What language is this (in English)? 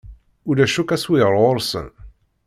Kabyle